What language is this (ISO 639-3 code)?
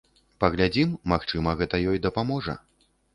bel